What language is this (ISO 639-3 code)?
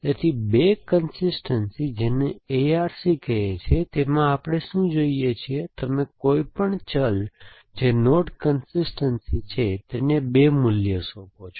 guj